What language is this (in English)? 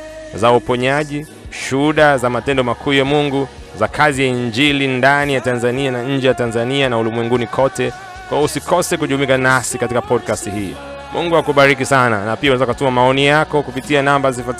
Swahili